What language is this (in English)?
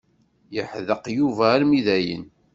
Kabyle